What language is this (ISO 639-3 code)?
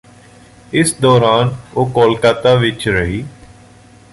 pan